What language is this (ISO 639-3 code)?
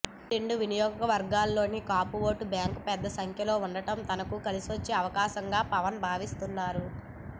tel